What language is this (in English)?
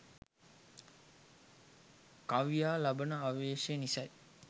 Sinhala